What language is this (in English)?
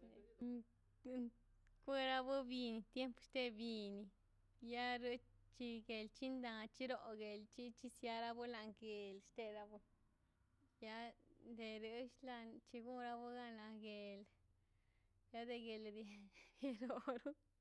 Mazaltepec Zapotec